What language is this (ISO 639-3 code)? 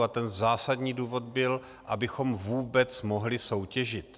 ces